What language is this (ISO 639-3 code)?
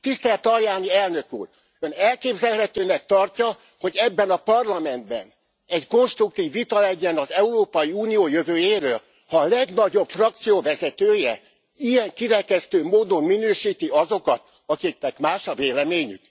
hun